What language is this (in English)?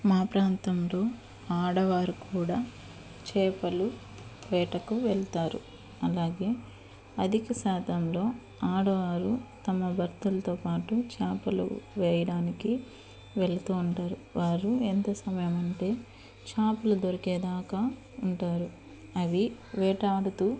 Telugu